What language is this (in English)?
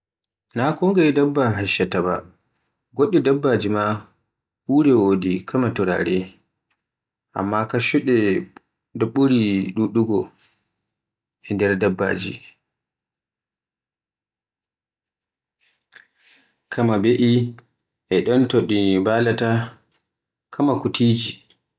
Borgu Fulfulde